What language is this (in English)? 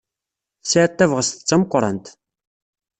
Kabyle